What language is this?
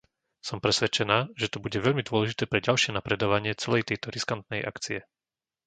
Slovak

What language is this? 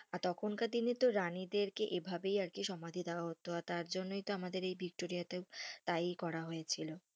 Bangla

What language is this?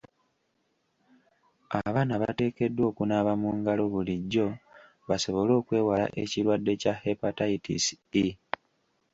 Ganda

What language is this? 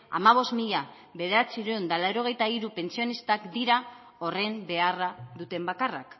Basque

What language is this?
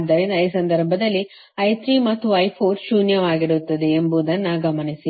Kannada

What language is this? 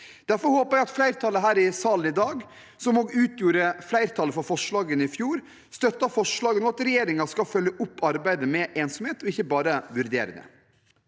Norwegian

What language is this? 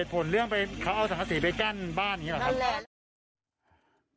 Thai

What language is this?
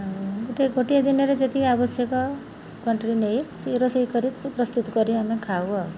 Odia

